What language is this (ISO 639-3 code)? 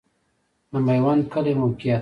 pus